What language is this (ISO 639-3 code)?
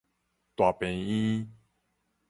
nan